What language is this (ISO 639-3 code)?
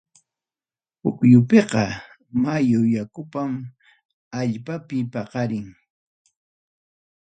quy